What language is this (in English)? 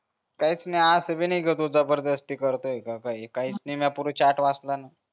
Marathi